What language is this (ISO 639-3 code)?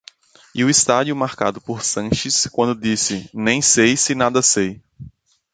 por